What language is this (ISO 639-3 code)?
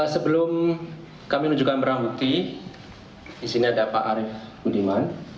ind